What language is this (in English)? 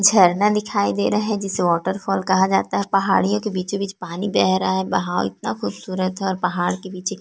Hindi